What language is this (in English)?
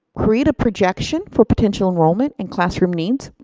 English